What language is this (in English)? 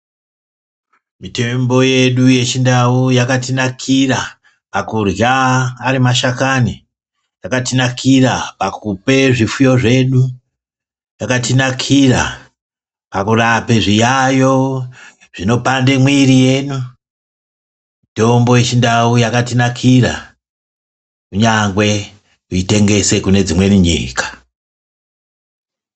Ndau